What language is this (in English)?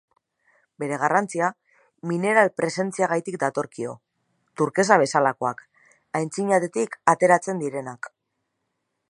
Basque